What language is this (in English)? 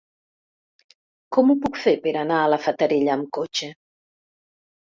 Catalan